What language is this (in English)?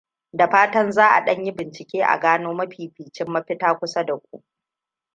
Hausa